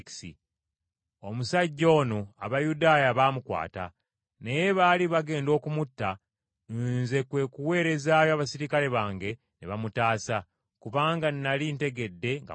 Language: Ganda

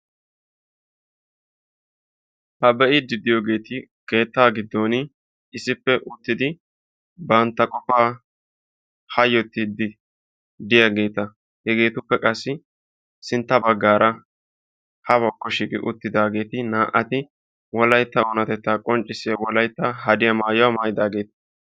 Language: Wolaytta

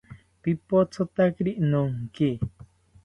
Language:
South Ucayali Ashéninka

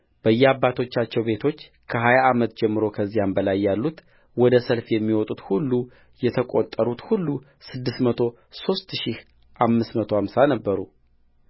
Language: Amharic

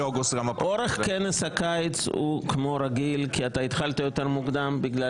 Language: Hebrew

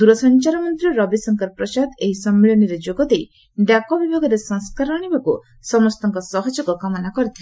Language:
Odia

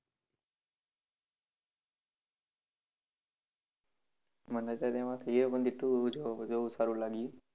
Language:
Gujarati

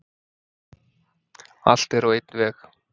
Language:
Icelandic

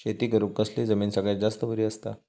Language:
Marathi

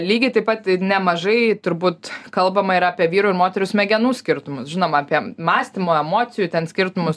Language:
Lithuanian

